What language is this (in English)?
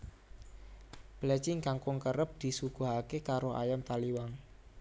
Javanese